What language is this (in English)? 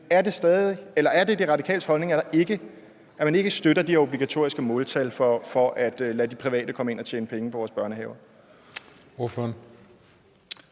Danish